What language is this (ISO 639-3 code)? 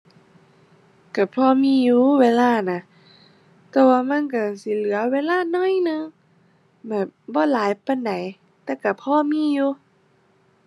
tha